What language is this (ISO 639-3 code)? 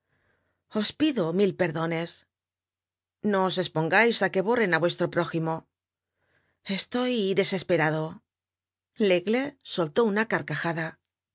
spa